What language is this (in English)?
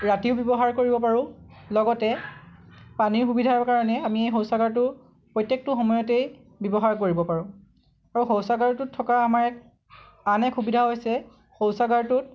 Assamese